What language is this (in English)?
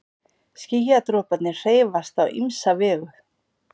Icelandic